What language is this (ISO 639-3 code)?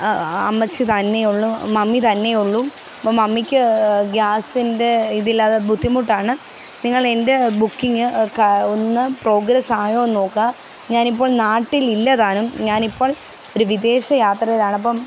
mal